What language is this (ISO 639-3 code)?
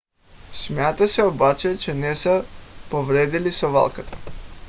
bul